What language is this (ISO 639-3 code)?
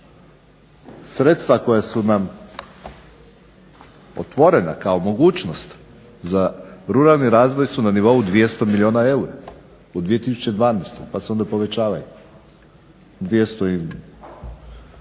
hrv